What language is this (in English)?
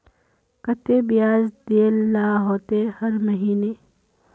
Magahi